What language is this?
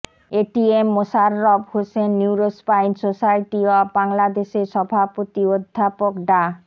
Bangla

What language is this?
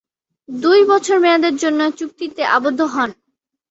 Bangla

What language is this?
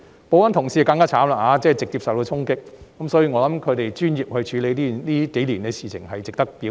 Cantonese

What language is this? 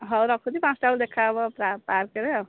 Odia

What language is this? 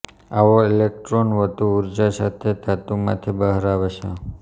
Gujarati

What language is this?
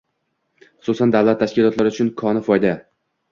Uzbek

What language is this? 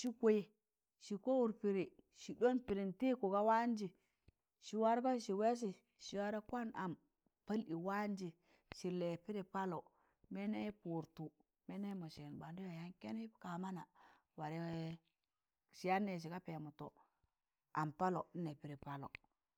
Tangale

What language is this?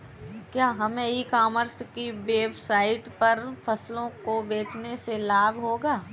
Hindi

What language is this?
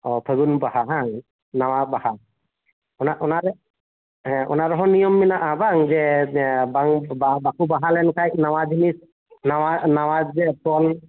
Santali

